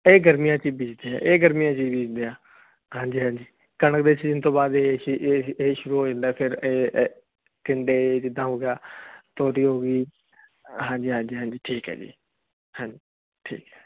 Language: Punjabi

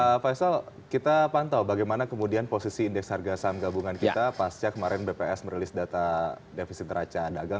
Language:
Indonesian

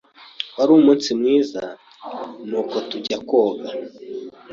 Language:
Kinyarwanda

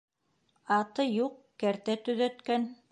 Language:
Bashkir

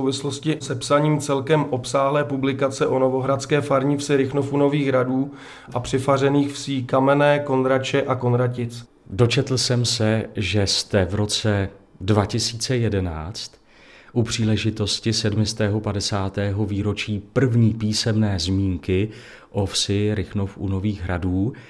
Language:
Czech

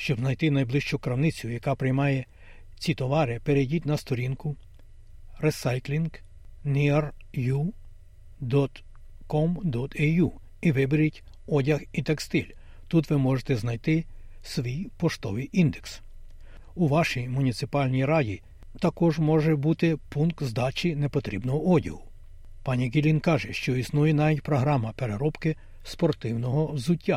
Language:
Ukrainian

